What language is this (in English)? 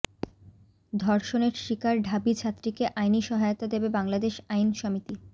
Bangla